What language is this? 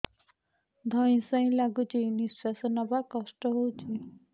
Odia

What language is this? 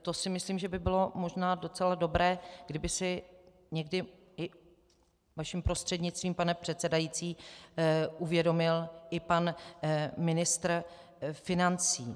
Czech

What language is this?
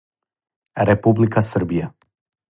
Serbian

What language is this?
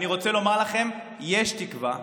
Hebrew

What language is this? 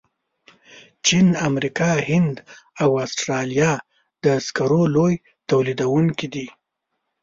Pashto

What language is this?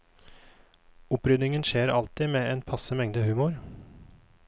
Norwegian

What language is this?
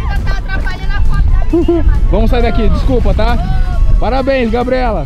Portuguese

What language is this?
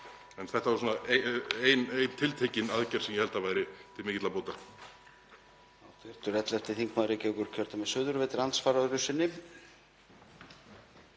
Icelandic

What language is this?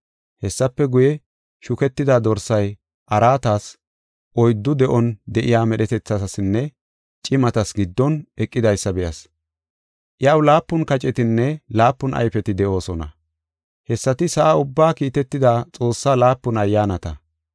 Gofa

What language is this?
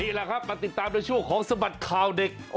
Thai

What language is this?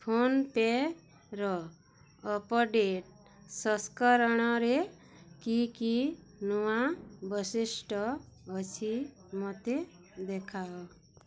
Odia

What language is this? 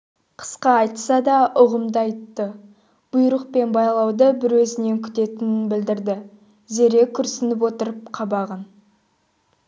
Kazakh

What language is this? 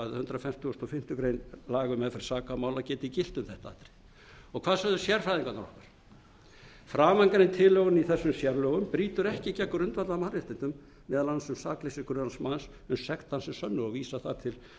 Icelandic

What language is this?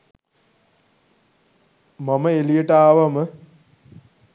Sinhala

